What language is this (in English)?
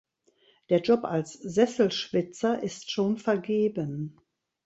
German